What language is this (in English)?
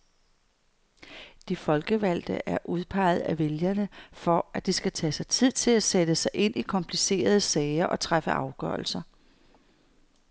Danish